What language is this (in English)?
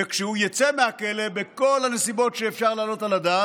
Hebrew